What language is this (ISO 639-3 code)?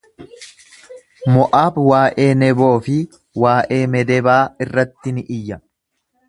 orm